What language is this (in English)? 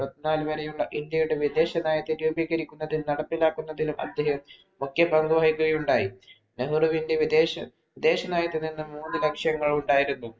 Malayalam